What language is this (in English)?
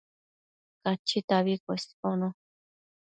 Matsés